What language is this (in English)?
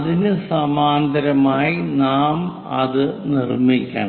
Malayalam